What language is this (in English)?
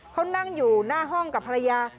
Thai